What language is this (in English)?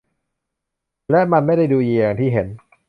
Thai